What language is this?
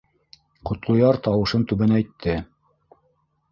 Bashkir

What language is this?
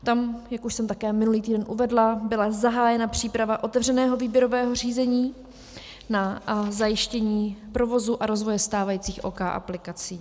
Czech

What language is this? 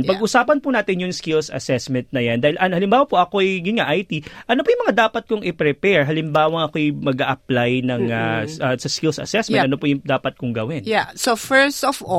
Filipino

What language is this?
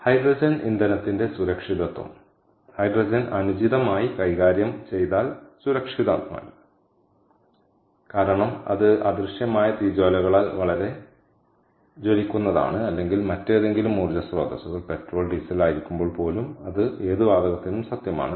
Malayalam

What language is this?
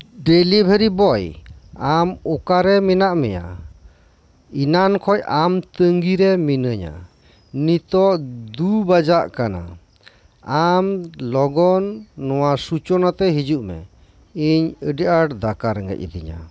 Santali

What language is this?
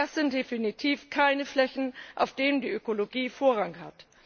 German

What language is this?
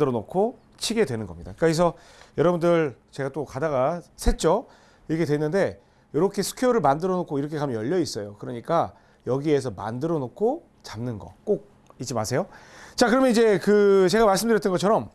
Korean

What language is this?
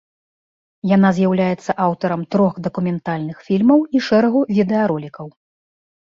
Belarusian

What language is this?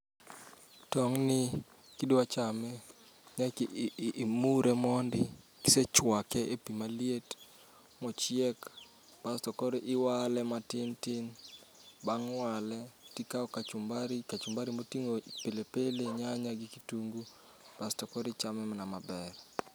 Luo (Kenya and Tanzania)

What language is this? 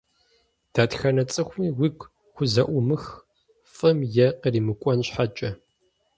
Kabardian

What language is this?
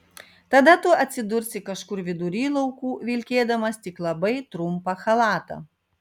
Lithuanian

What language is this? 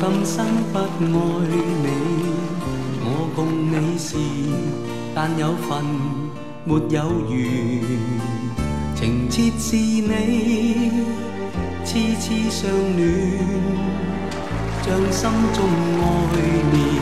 Chinese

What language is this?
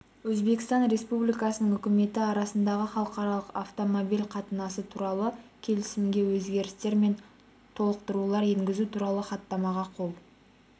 Kazakh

